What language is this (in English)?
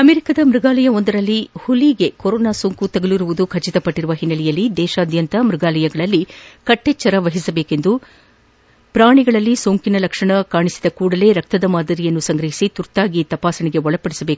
Kannada